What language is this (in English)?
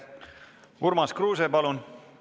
Estonian